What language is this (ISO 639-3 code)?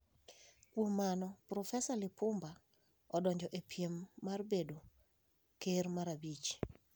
luo